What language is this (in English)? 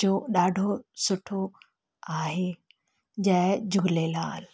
Sindhi